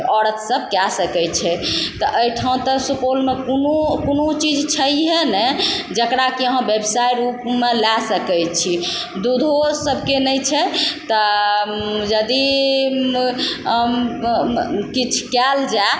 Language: Maithili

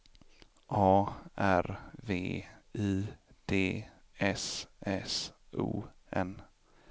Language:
Swedish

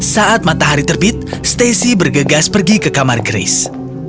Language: Indonesian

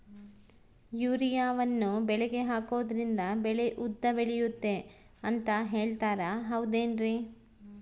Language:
Kannada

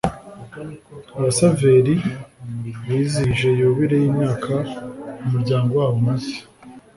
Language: Kinyarwanda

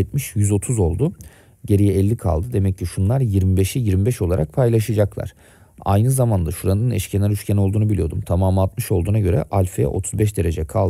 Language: Turkish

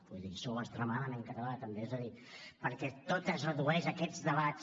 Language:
Catalan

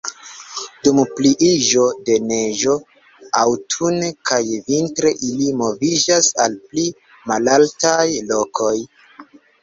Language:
Esperanto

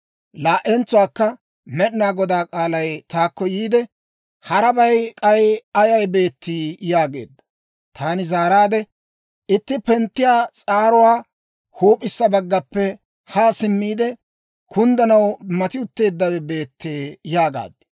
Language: Dawro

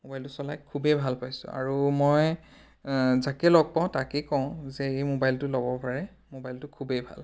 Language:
Assamese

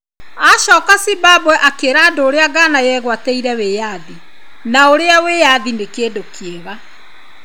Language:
Kikuyu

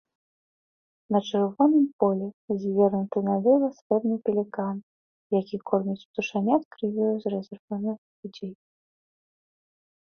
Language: Belarusian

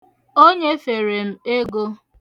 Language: Igbo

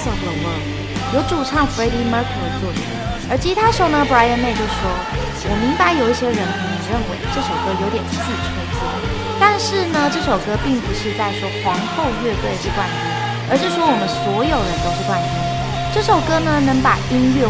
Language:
Chinese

